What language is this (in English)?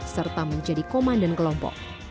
Indonesian